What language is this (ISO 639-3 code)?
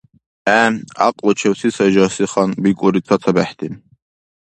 dar